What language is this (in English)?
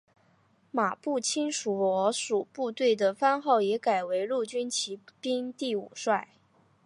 Chinese